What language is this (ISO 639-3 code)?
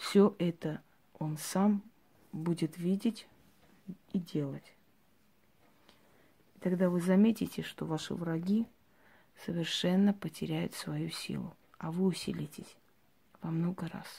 rus